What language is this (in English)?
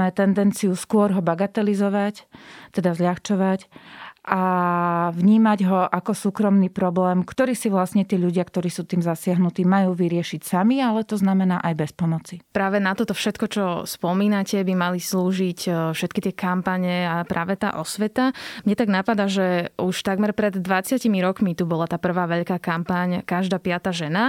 Slovak